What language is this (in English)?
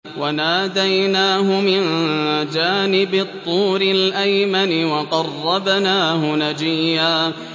Arabic